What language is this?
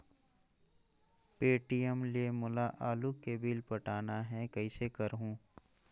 Chhattisgarhi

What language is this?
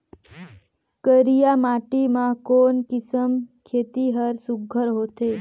Chhattisgarhi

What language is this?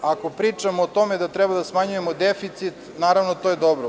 Serbian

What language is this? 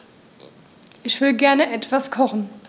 German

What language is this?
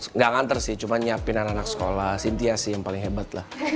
Indonesian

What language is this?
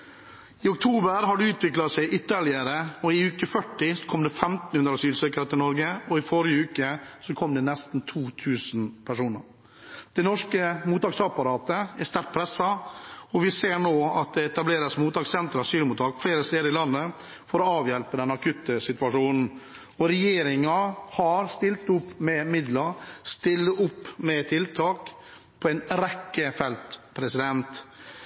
Norwegian Bokmål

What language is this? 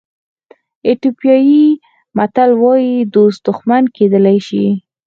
Pashto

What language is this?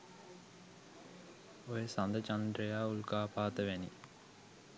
Sinhala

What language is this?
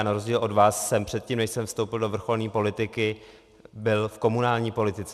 Czech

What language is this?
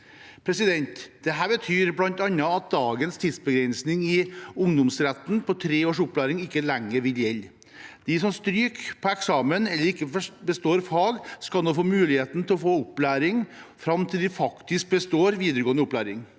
Norwegian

